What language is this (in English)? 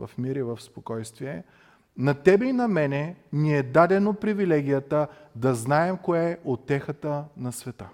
Bulgarian